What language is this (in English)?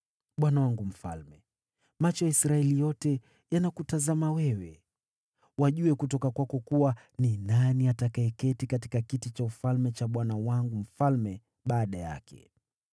Swahili